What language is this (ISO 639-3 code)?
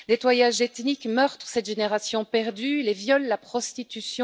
fra